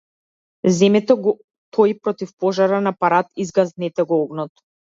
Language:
Macedonian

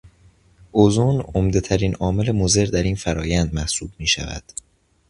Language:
Persian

